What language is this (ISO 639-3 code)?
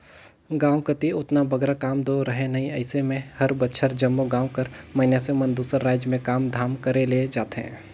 hne